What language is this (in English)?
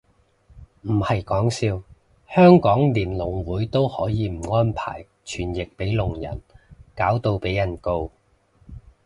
Cantonese